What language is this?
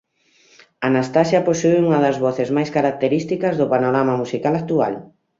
Galician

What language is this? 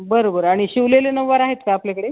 Marathi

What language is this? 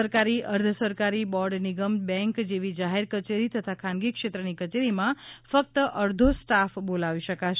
Gujarati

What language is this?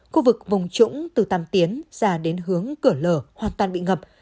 Vietnamese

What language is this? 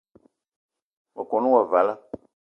Eton (Cameroon)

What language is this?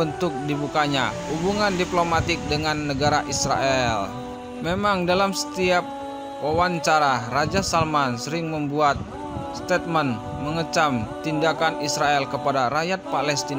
Indonesian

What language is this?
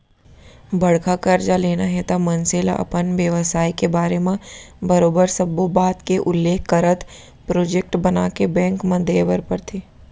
Chhattisgarhi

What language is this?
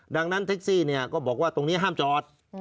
Thai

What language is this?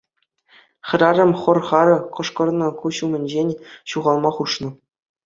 Chuvash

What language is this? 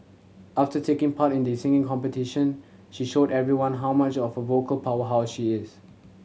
English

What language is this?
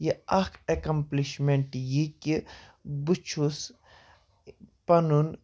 Kashmiri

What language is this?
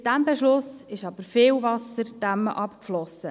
Swiss German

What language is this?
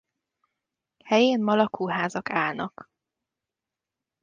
Hungarian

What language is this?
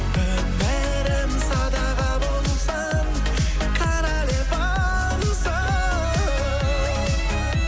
Kazakh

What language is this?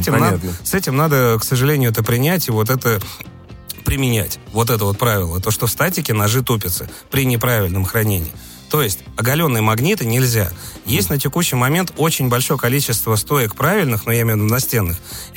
Russian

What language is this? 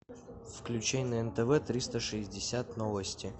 Russian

